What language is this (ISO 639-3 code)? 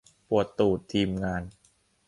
tha